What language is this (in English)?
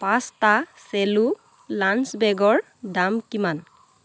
Assamese